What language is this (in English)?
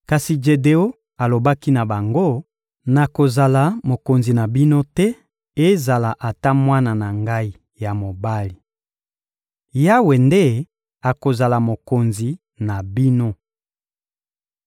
Lingala